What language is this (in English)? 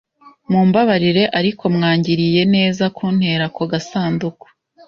Kinyarwanda